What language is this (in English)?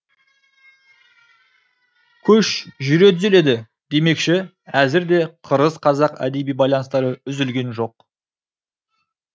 Kazakh